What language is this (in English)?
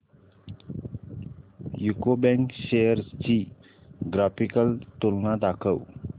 Marathi